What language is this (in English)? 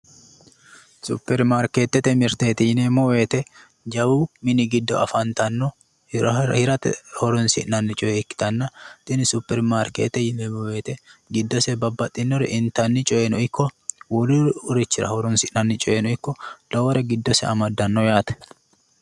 Sidamo